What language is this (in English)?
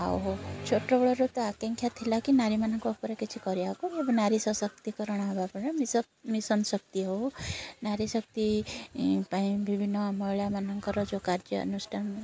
Odia